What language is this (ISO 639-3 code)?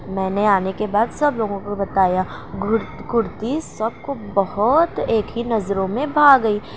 urd